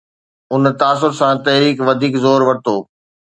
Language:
Sindhi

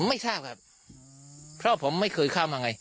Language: Thai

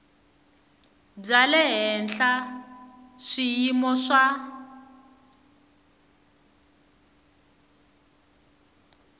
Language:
Tsonga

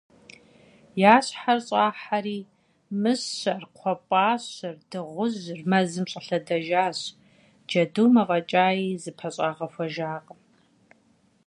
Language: Kabardian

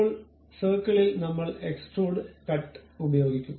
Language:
Malayalam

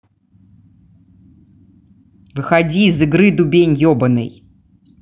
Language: Russian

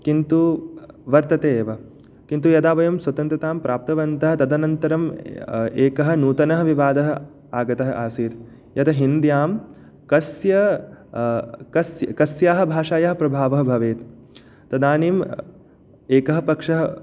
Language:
Sanskrit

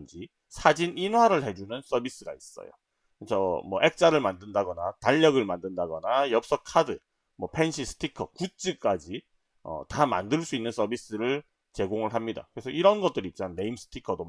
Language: Korean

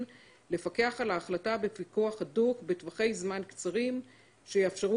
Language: Hebrew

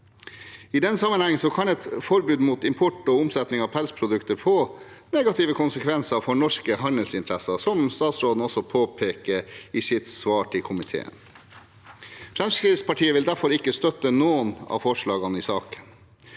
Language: Norwegian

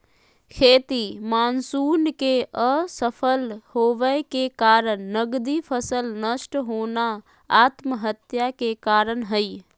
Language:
Magahi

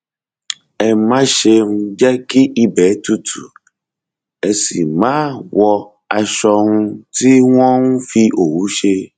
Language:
Yoruba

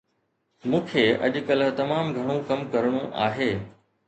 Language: Sindhi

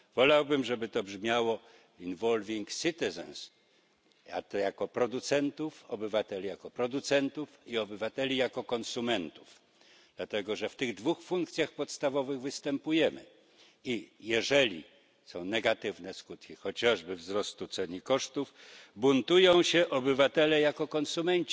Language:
Polish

